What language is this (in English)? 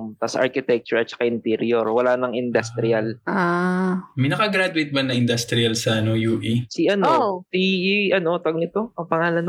Filipino